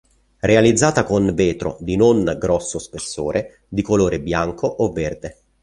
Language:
Italian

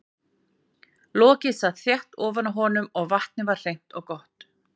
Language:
Icelandic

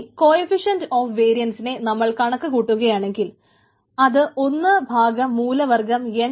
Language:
Malayalam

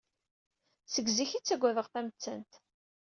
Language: Kabyle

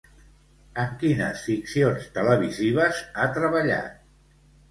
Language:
Catalan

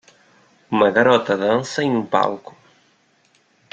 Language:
Portuguese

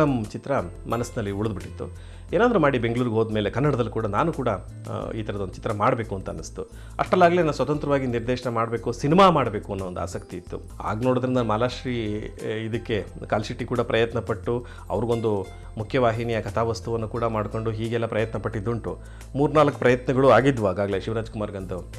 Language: Kannada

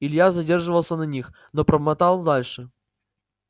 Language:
Russian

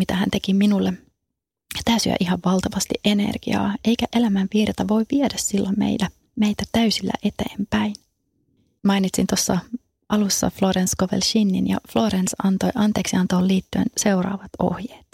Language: Finnish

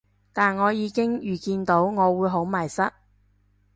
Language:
Cantonese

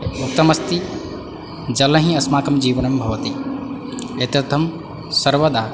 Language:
Sanskrit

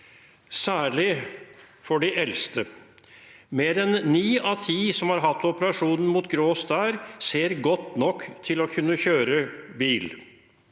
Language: Norwegian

